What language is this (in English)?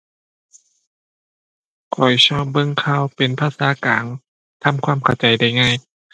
Thai